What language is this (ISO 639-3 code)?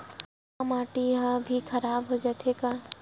hne